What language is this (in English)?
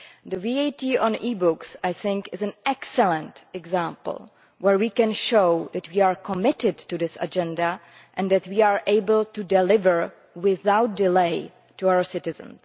English